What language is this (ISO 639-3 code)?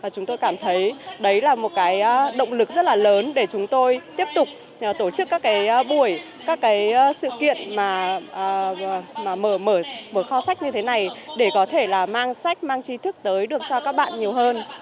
vie